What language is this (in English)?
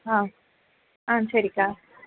Tamil